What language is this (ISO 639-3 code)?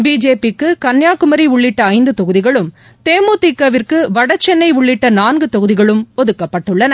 tam